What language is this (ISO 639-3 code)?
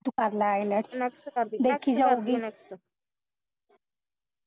pan